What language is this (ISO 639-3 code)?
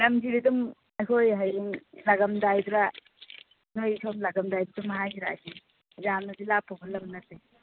mni